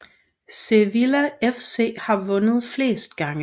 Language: Danish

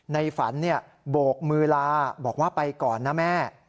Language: Thai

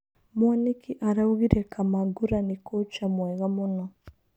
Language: Kikuyu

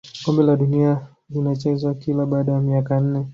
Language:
Swahili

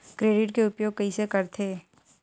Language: Chhattisgarhi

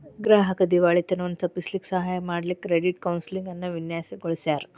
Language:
Kannada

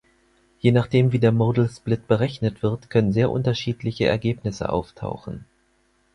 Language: German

